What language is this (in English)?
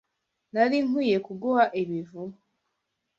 Kinyarwanda